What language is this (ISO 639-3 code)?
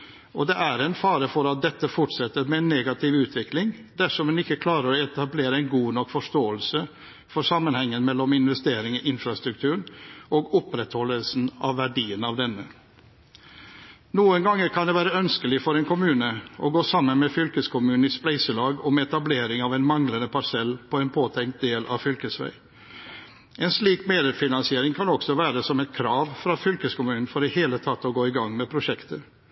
nob